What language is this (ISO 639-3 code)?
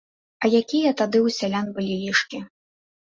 bel